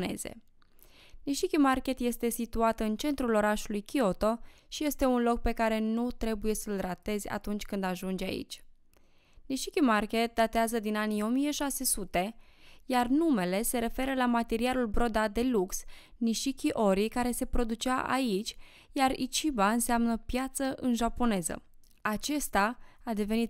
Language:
Romanian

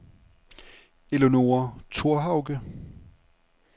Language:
Danish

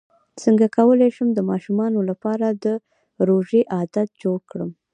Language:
Pashto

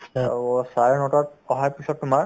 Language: Assamese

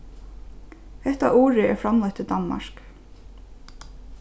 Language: Faroese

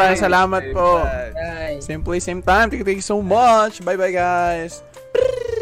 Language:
Filipino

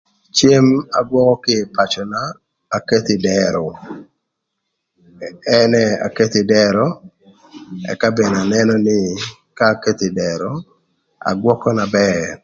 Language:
Thur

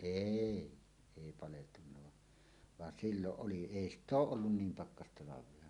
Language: Finnish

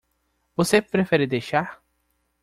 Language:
Portuguese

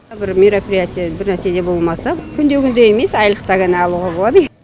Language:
Kazakh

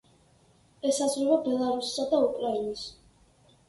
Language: Georgian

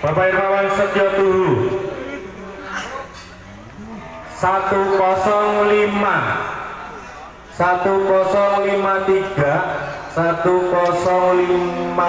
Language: Indonesian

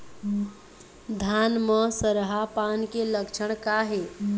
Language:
Chhattisgarhi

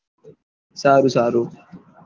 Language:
Gujarati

